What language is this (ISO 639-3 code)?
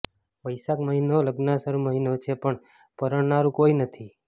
guj